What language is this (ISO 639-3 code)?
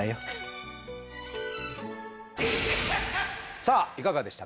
jpn